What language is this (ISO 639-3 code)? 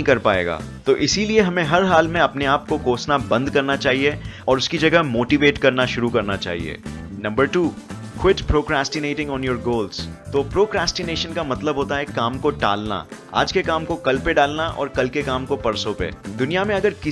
hin